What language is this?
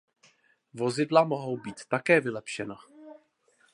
Czech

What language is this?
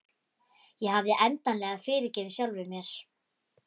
Icelandic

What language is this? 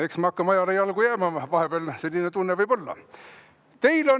Estonian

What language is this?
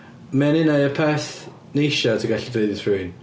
Welsh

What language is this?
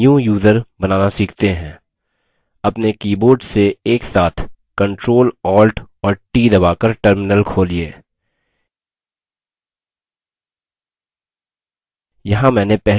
Hindi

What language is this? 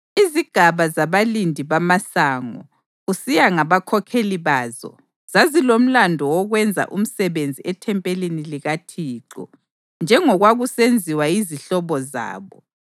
North Ndebele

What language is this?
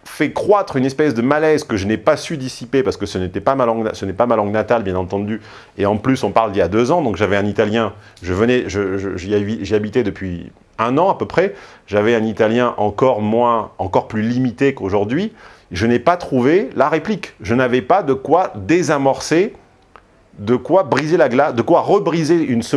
French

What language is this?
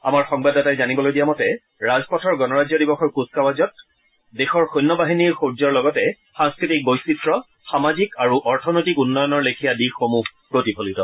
Assamese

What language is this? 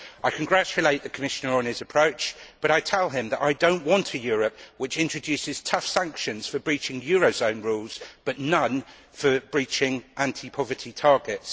English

